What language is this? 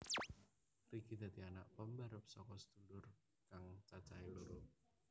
Javanese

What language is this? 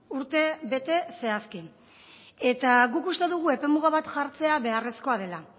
Basque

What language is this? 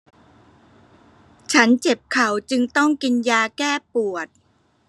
Thai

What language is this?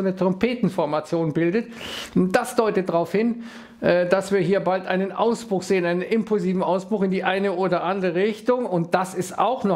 German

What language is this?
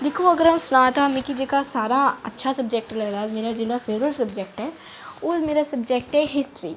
Dogri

